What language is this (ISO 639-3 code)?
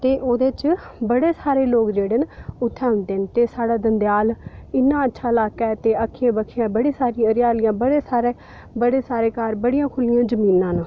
doi